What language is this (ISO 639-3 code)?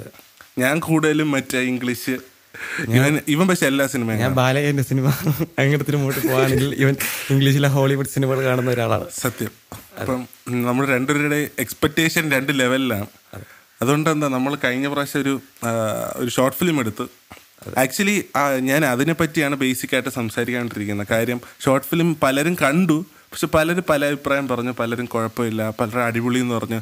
mal